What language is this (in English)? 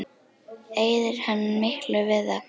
Icelandic